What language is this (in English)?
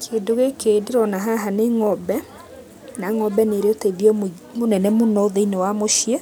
Kikuyu